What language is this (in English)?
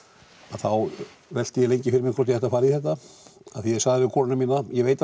Icelandic